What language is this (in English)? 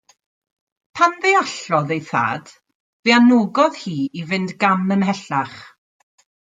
Welsh